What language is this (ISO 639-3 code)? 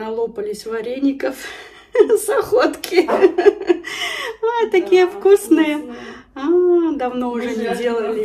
rus